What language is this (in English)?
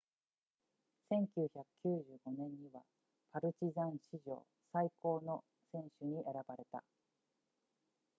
Japanese